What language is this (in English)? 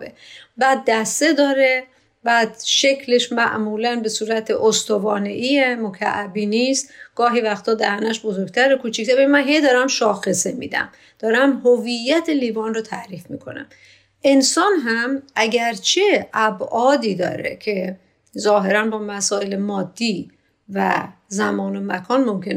Persian